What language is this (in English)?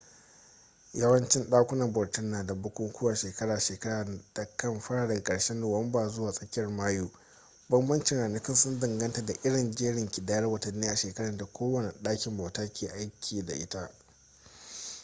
Hausa